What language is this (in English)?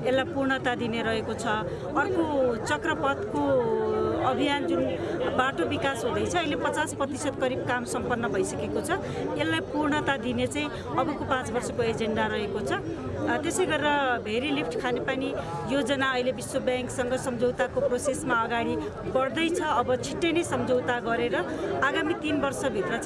Nepali